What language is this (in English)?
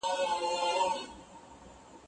Pashto